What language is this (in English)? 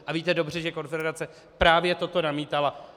Czech